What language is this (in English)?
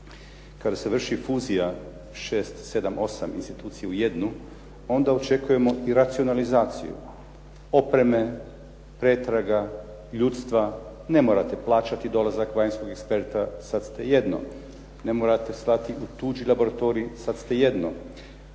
Croatian